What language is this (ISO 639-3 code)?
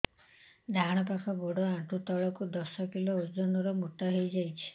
ori